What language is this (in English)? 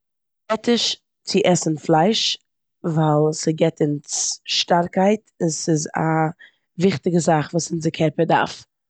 Yiddish